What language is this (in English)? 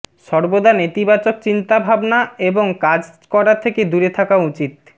Bangla